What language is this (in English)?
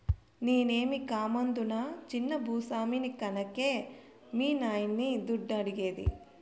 Telugu